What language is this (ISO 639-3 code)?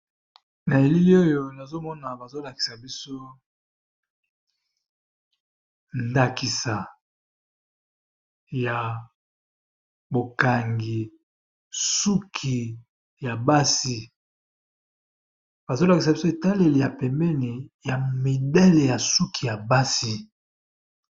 lin